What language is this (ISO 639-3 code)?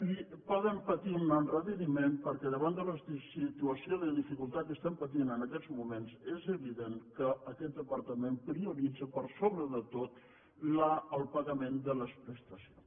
cat